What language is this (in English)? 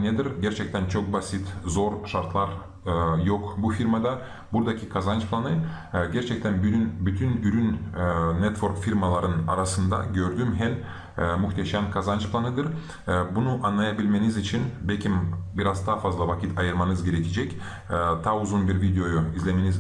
Turkish